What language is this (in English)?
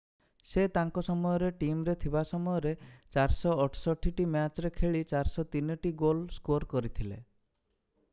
Odia